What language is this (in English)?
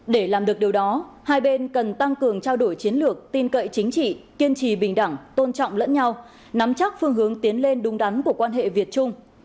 Vietnamese